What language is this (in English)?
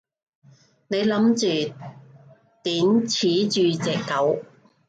Cantonese